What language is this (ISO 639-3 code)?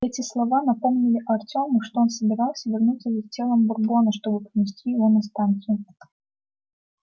rus